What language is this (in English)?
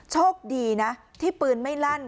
Thai